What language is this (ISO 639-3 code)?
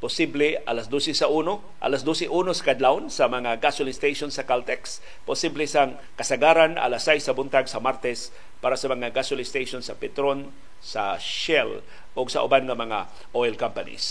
fil